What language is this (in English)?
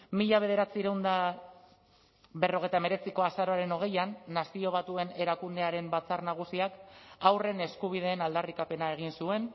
Basque